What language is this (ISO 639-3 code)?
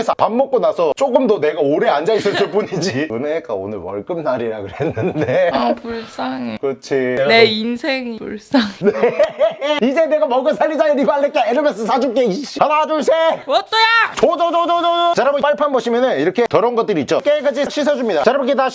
kor